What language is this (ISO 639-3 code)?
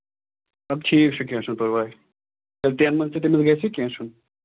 kas